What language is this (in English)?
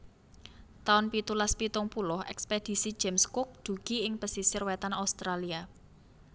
Javanese